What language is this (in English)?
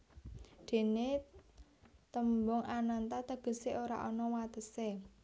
Javanese